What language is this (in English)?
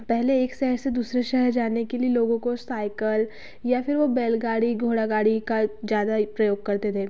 Hindi